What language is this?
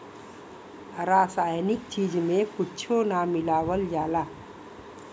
Bhojpuri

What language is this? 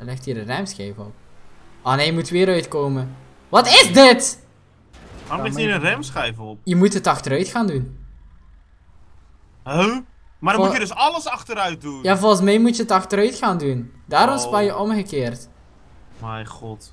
Dutch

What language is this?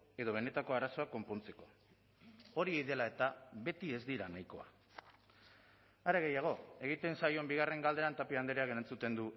Basque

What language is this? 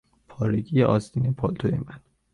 Persian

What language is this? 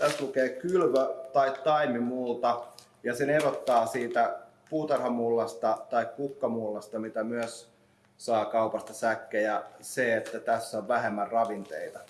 Finnish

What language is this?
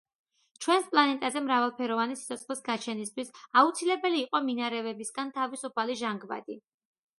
Georgian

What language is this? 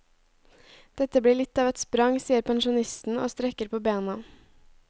Norwegian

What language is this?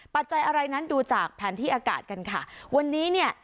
Thai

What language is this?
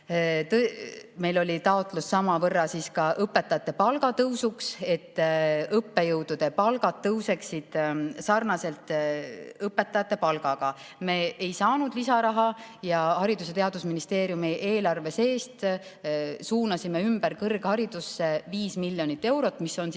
Estonian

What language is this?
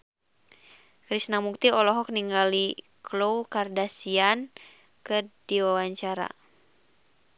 Sundanese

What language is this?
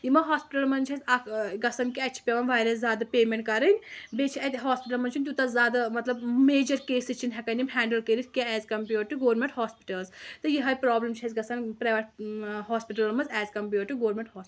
Kashmiri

